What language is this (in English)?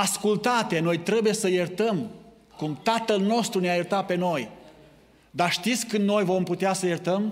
Romanian